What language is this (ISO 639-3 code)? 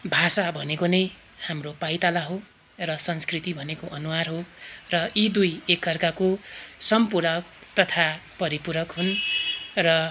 nep